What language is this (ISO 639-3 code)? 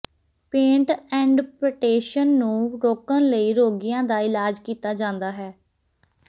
pan